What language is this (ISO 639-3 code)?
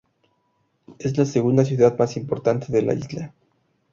spa